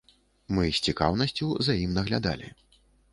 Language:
Belarusian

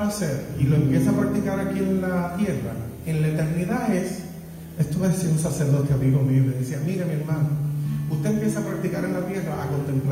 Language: Spanish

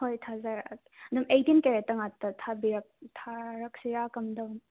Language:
Manipuri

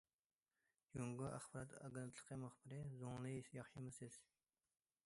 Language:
Uyghur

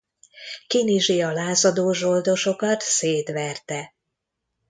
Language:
Hungarian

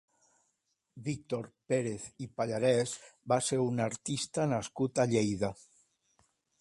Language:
Catalan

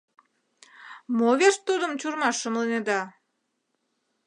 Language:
Mari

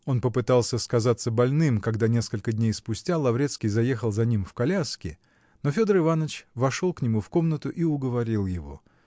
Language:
Russian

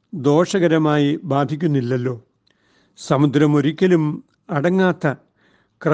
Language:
Malayalam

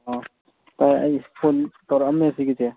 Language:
Manipuri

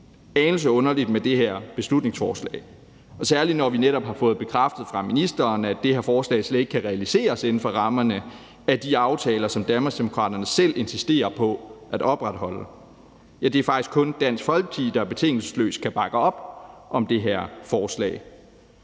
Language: Danish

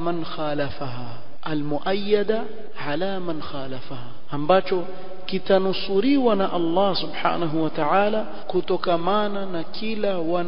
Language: Arabic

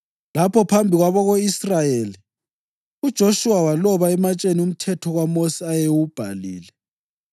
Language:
North Ndebele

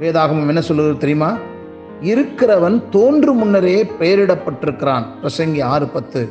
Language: Tamil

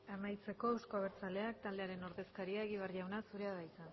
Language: Basque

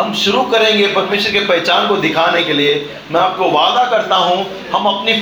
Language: Hindi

